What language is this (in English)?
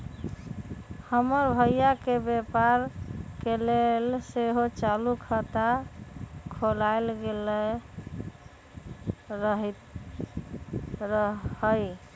Magahi